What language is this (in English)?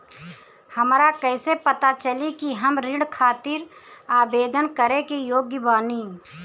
Bhojpuri